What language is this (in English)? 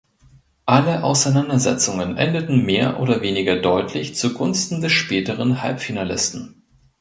German